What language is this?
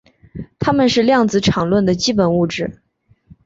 Chinese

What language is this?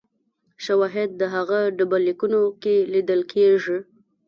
Pashto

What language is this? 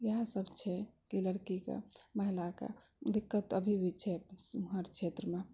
Maithili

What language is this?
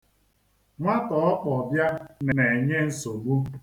Igbo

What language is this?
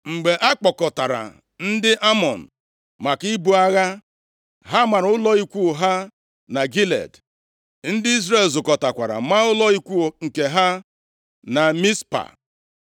Igbo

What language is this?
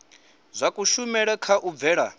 Venda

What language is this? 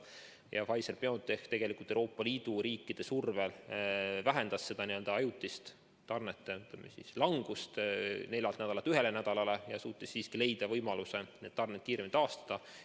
Estonian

